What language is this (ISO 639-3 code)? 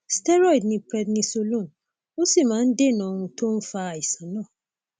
yor